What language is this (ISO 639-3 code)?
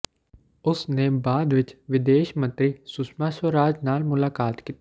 pan